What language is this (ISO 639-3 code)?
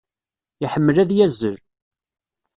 kab